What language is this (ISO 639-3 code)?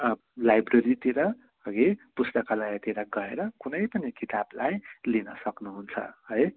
nep